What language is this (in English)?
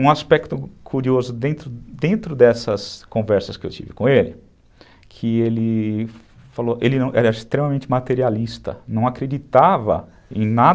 Portuguese